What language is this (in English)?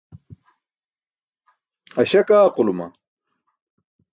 Burushaski